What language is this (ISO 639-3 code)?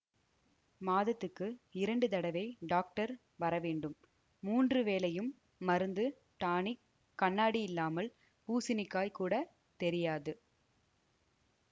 tam